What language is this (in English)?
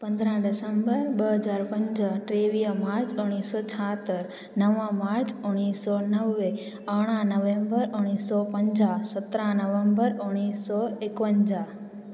Sindhi